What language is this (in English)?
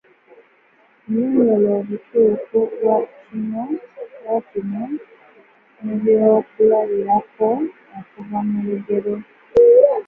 Ganda